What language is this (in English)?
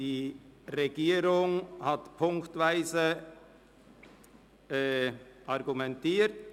Swiss German